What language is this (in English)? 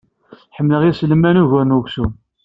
Kabyle